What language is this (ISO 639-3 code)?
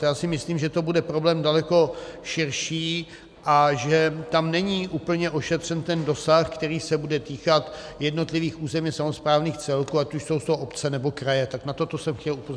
ces